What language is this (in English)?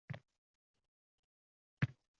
Uzbek